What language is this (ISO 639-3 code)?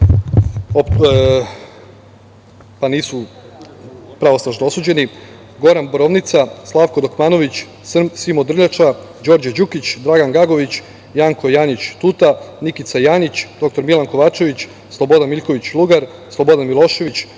srp